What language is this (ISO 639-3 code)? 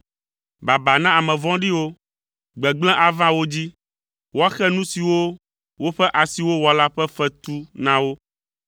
ewe